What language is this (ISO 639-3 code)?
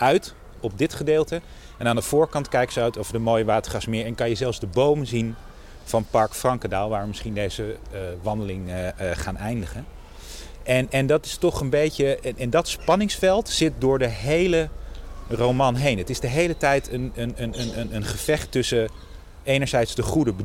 nld